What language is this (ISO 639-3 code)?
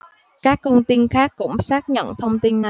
vie